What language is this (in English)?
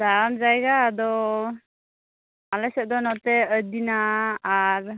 Santali